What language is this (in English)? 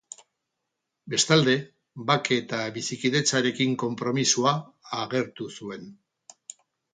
Basque